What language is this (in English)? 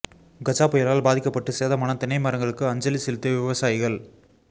Tamil